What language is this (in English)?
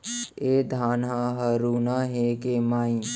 Chhattisgarhi